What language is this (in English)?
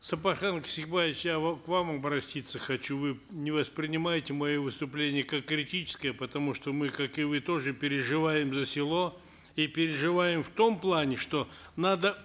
Kazakh